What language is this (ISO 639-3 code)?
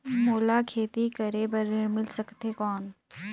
hne